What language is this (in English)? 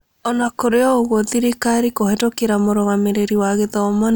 Kikuyu